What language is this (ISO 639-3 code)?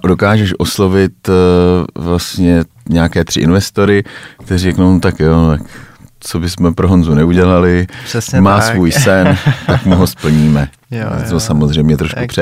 ces